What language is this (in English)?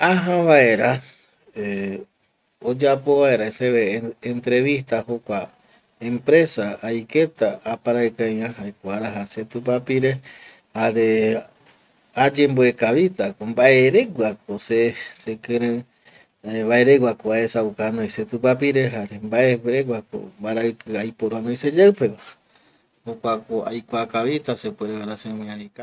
Eastern Bolivian Guaraní